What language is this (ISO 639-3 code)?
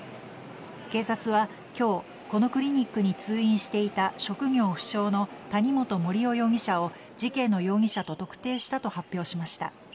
jpn